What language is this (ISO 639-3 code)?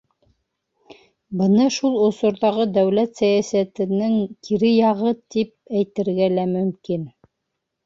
bak